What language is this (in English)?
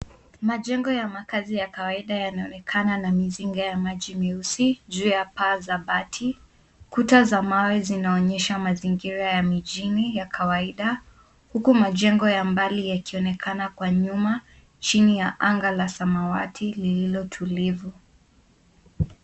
Swahili